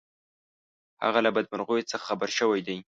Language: Pashto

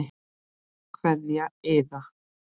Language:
Icelandic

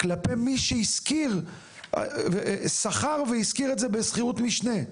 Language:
Hebrew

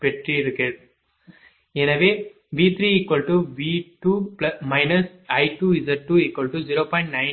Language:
Tamil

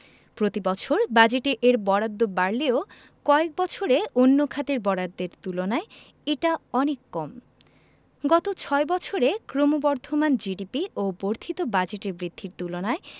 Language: Bangla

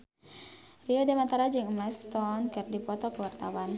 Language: Sundanese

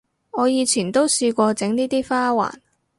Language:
Cantonese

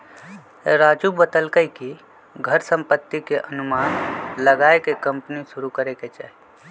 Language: Magahi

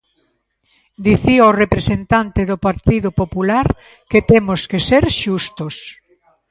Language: Galician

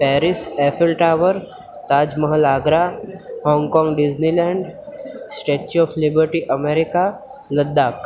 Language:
Gujarati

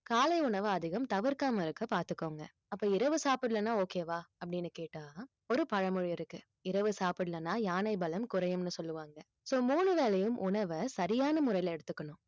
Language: Tamil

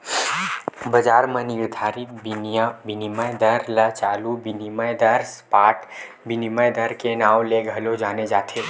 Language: Chhattisgarhi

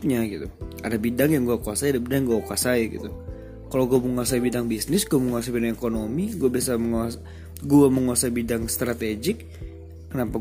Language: Indonesian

